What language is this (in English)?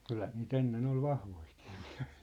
Finnish